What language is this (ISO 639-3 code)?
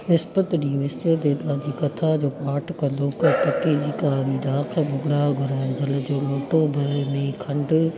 snd